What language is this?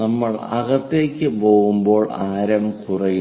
Malayalam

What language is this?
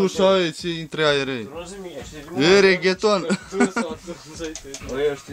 Romanian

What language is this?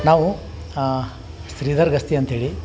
Kannada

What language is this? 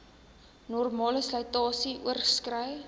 Afrikaans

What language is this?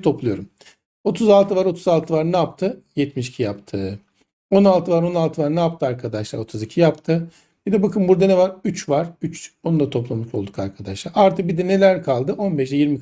Turkish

